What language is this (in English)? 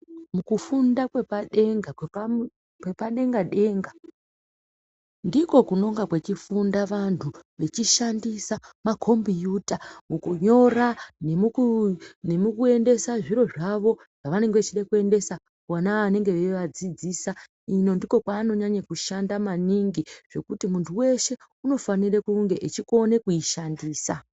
Ndau